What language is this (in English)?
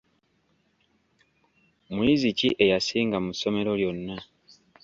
Ganda